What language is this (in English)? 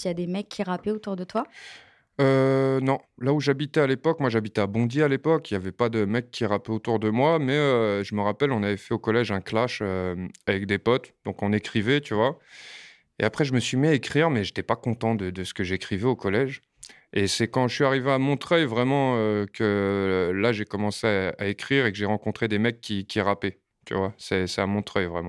French